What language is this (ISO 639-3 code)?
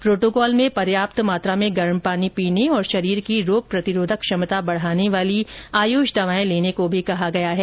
hin